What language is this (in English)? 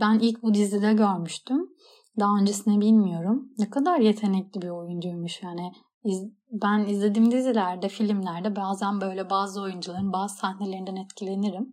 Turkish